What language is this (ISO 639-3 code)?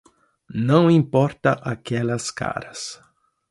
por